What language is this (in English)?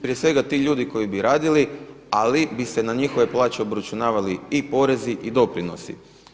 Croatian